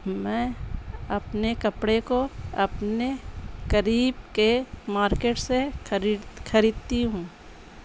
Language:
Urdu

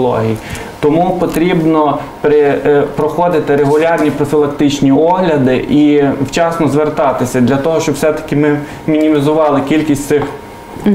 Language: Ukrainian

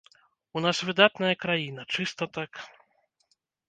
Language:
Belarusian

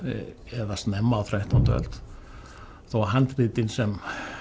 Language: Icelandic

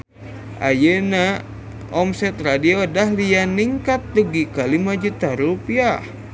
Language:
Sundanese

